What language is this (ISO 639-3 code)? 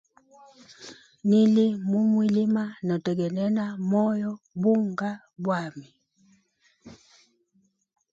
hem